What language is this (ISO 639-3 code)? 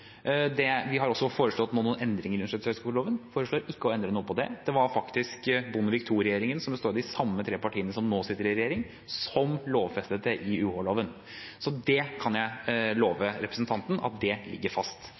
nob